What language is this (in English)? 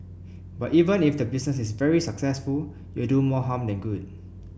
English